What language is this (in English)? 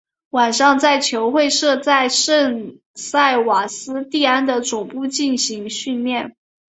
Chinese